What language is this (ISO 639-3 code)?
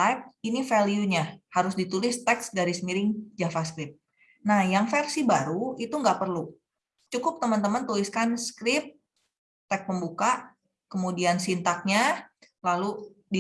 ind